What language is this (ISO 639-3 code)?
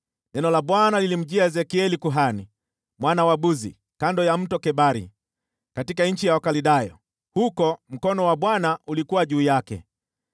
swa